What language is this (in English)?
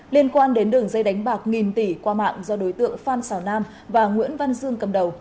Vietnamese